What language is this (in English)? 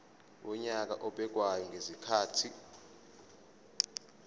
Zulu